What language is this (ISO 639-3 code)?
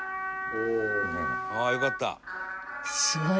jpn